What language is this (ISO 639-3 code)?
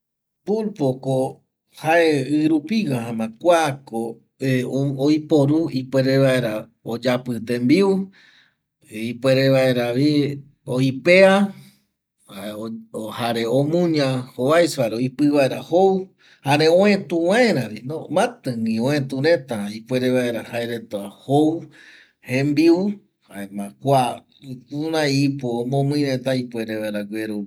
gui